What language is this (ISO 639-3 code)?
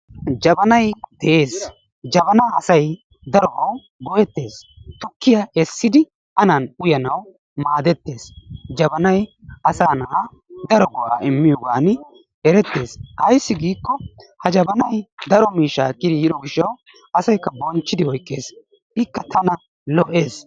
wal